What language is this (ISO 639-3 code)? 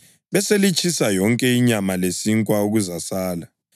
nde